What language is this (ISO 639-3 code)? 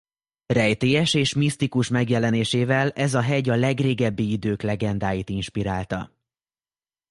hun